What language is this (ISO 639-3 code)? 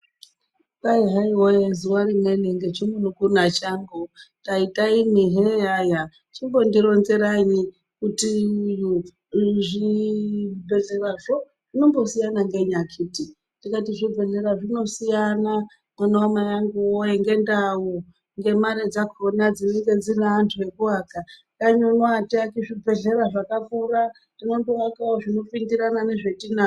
ndc